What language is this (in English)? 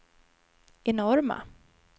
Swedish